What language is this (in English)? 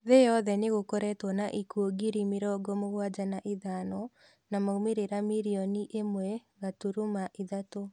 Kikuyu